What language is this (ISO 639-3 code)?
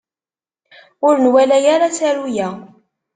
kab